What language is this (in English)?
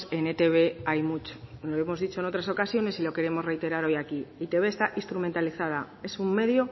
Spanish